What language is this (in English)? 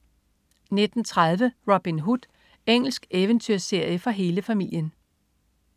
Danish